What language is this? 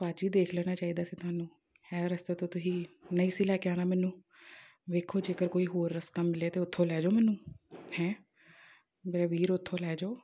Punjabi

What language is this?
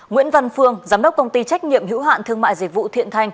Vietnamese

